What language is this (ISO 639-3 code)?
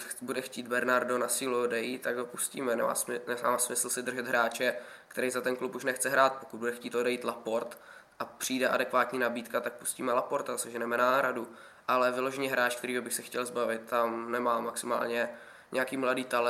ces